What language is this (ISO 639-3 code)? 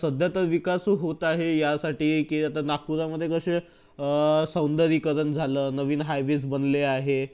mar